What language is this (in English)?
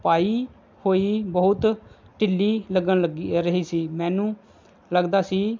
Punjabi